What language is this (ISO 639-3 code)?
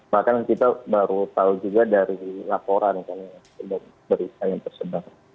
ind